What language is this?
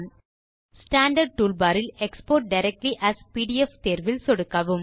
Tamil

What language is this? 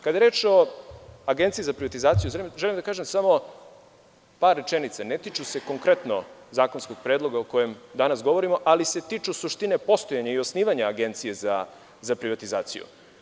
Serbian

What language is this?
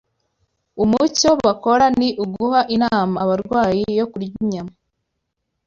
Kinyarwanda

